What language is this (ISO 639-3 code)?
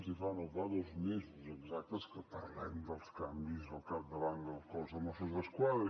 cat